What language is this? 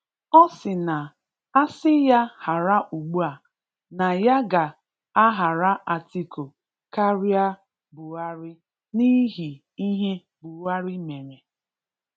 Igbo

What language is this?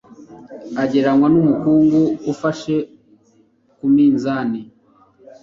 Kinyarwanda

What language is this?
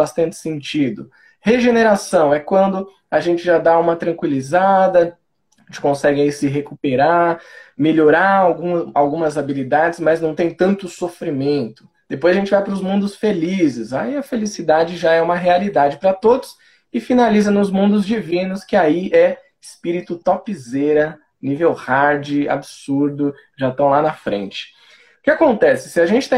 Portuguese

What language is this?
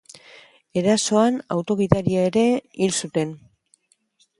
Basque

